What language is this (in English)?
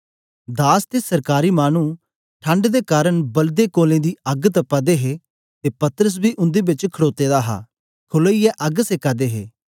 Dogri